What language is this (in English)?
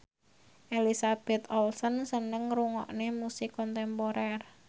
Javanese